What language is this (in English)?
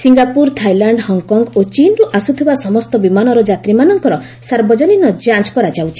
Odia